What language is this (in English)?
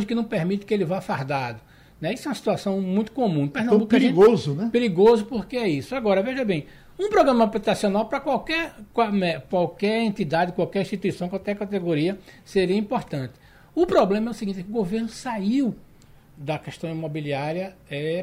Portuguese